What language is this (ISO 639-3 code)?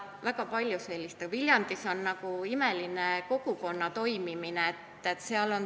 est